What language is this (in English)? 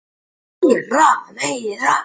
Icelandic